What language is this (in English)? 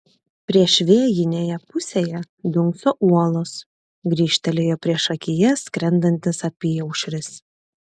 Lithuanian